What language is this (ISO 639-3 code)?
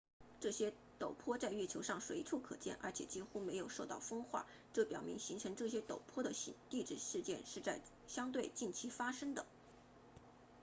zho